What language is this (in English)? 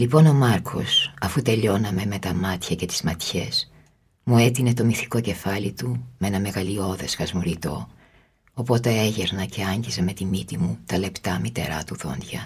Greek